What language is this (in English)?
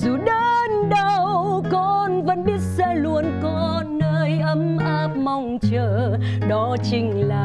Vietnamese